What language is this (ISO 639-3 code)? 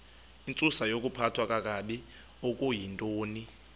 xho